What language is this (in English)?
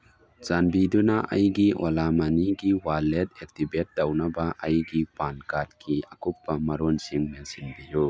Manipuri